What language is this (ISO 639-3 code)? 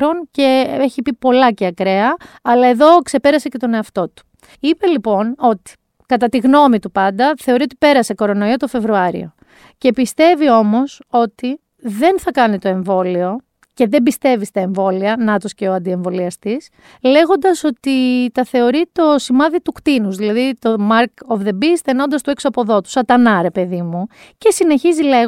ell